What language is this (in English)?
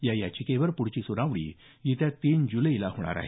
Marathi